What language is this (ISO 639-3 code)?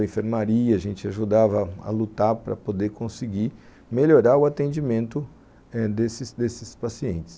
por